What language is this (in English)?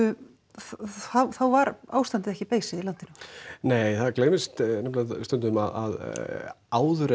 Icelandic